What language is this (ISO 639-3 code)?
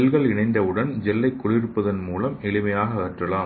tam